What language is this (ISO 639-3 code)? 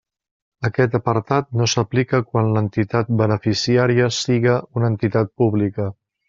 cat